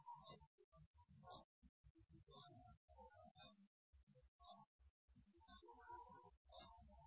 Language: Marathi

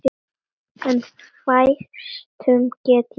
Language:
Icelandic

